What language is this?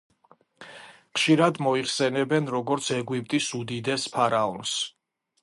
Georgian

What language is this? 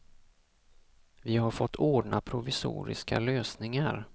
Swedish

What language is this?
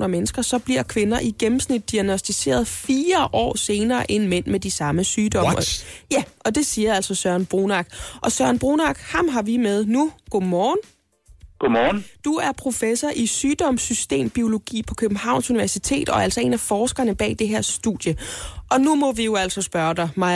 Danish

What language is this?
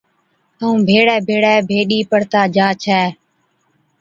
Od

